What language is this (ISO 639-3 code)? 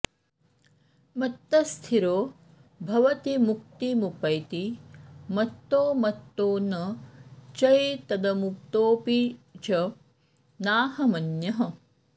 san